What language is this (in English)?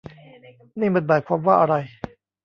Thai